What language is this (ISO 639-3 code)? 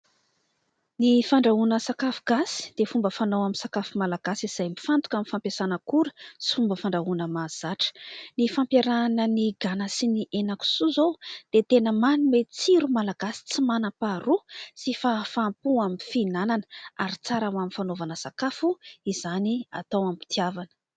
mlg